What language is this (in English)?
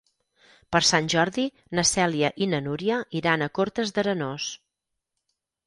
Catalan